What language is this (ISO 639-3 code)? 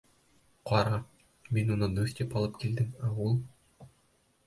bak